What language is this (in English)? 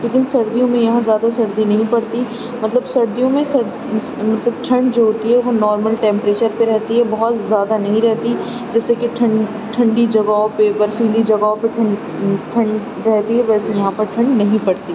Urdu